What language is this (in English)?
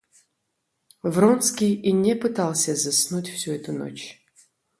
Russian